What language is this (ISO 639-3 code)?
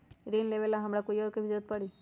mag